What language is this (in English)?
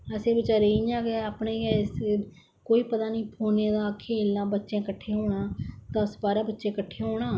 Dogri